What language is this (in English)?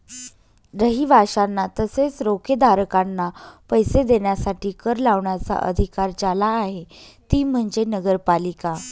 Marathi